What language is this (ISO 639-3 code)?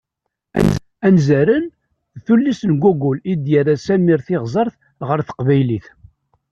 kab